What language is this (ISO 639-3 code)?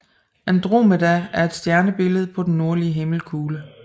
dan